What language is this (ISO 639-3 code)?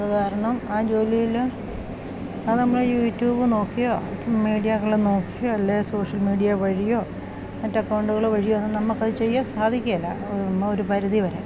mal